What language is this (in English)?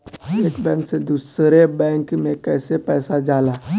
Bhojpuri